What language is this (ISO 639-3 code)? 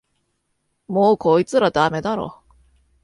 jpn